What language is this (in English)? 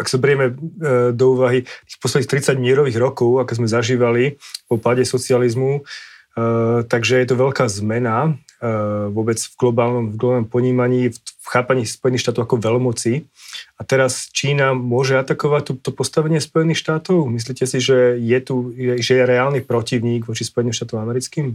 Slovak